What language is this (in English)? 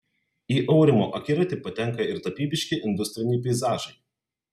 Lithuanian